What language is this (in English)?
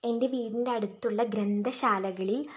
Malayalam